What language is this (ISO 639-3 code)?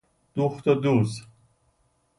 fas